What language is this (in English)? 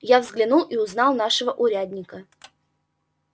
Russian